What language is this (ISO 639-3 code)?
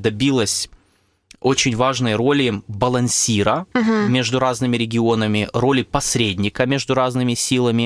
rus